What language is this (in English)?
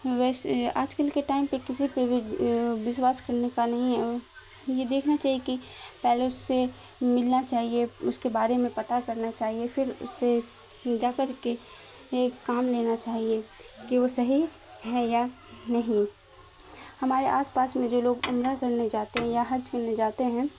Urdu